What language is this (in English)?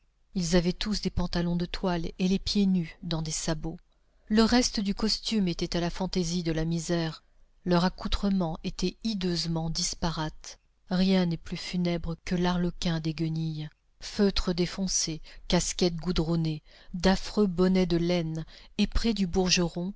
French